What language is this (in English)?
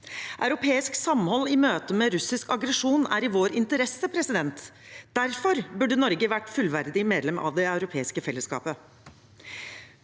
Norwegian